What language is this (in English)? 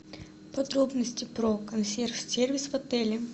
Russian